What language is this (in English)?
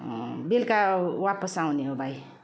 Nepali